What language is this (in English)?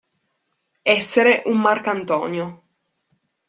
Italian